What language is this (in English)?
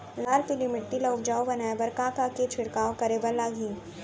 Chhattisgarhi